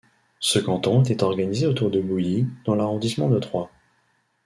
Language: French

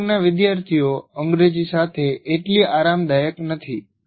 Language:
Gujarati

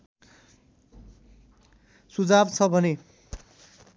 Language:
Nepali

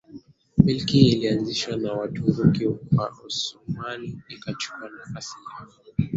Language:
Swahili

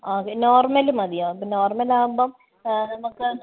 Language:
Malayalam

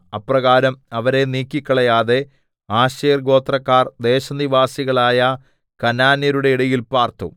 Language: Malayalam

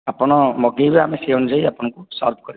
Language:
Odia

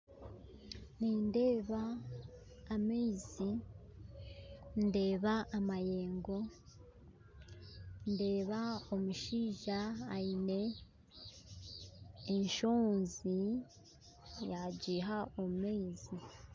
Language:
Nyankole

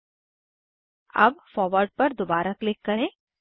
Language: Hindi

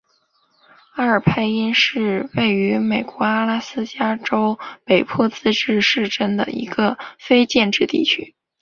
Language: Chinese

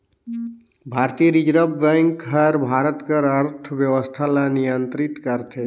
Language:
Chhattisgarhi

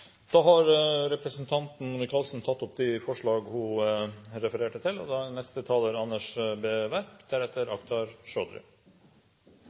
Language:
Norwegian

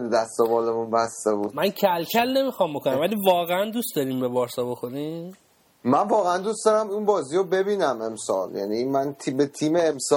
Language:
Persian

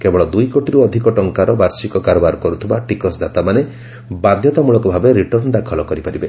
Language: Odia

